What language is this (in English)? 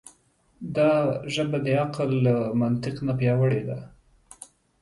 Pashto